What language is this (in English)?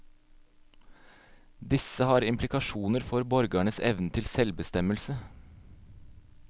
Norwegian